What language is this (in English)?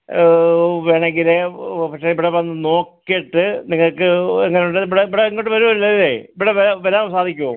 Malayalam